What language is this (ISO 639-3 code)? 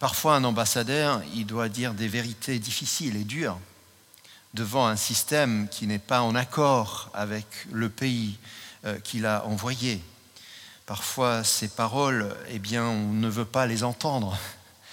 fra